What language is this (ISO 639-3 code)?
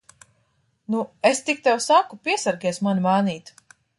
lav